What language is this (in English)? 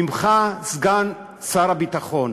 Hebrew